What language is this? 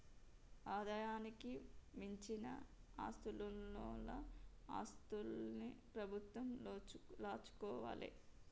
Telugu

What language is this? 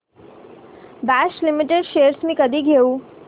Marathi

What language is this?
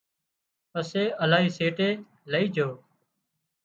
Wadiyara Koli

